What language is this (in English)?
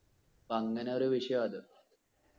Malayalam